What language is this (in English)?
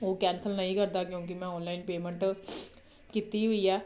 Punjabi